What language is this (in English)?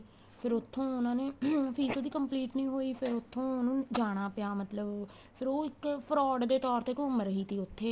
Punjabi